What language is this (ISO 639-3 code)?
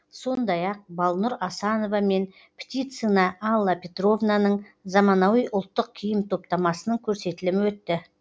kaz